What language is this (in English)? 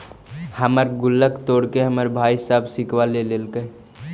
Magahi